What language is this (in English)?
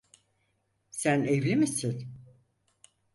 Turkish